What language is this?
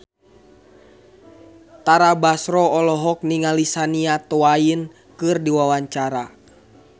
Sundanese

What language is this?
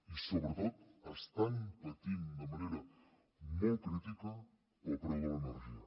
Catalan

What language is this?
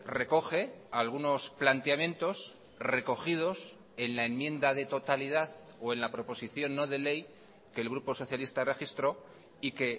Spanish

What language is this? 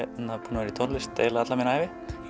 Icelandic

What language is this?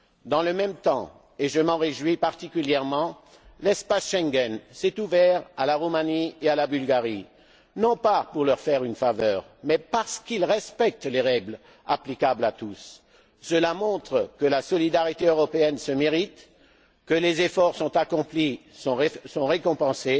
French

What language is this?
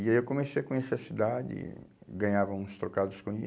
Portuguese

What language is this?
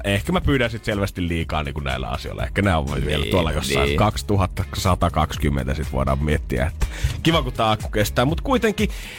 Finnish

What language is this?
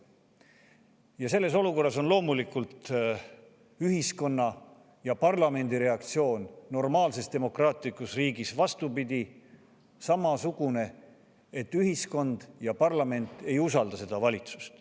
Estonian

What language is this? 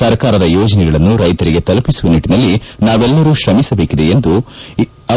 Kannada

